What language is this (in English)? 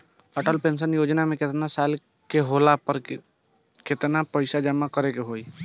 Bhojpuri